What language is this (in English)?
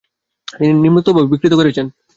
Bangla